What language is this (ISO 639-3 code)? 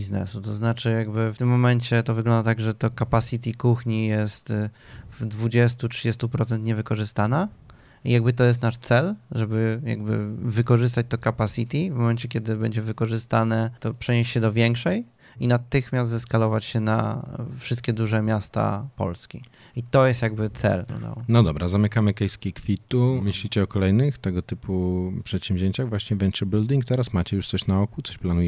pol